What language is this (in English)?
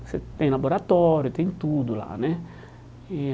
Portuguese